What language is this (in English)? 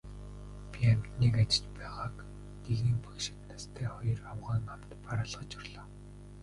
Mongolian